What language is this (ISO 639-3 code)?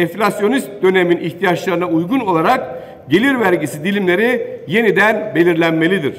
tur